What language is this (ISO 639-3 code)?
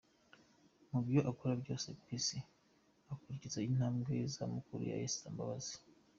kin